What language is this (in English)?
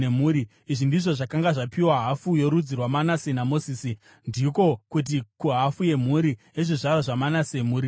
Shona